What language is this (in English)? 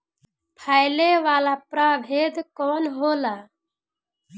Bhojpuri